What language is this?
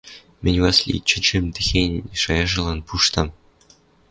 Western Mari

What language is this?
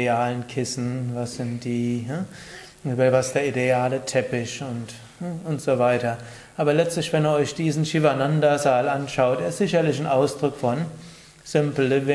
German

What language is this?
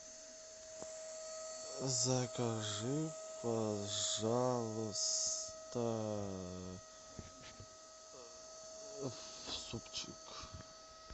Russian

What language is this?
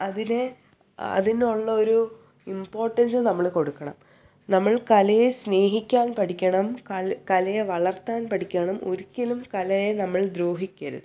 Malayalam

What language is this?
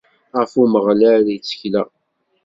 Kabyle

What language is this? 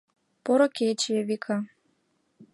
Mari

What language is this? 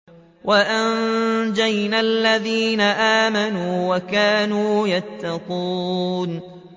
Arabic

